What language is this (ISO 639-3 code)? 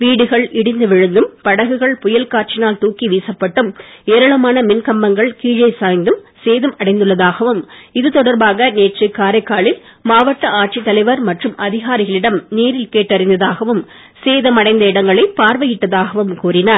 tam